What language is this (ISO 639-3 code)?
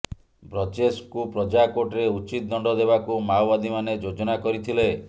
ori